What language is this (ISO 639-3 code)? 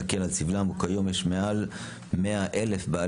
heb